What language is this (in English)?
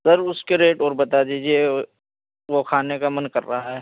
Urdu